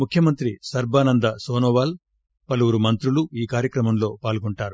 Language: Telugu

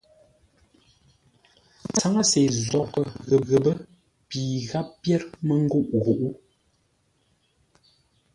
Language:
Ngombale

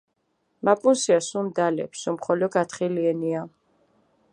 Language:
Mingrelian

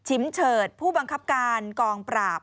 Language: Thai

